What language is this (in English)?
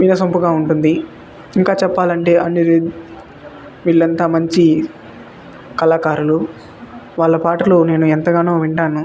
Telugu